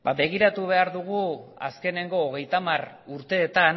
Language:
Basque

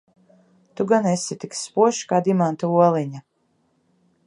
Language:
Latvian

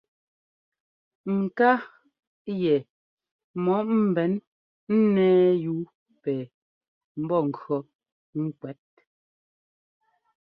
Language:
Ngomba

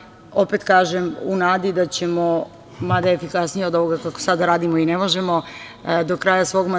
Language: Serbian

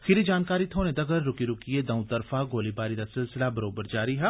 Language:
Dogri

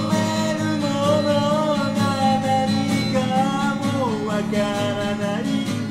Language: Japanese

